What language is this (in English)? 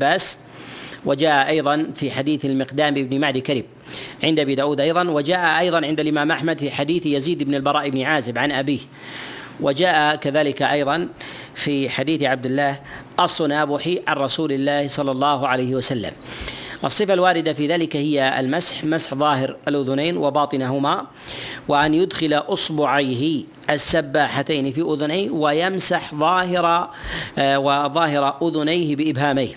Arabic